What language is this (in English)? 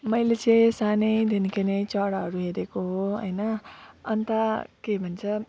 Nepali